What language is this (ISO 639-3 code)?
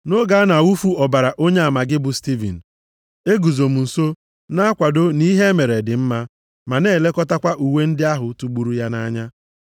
ibo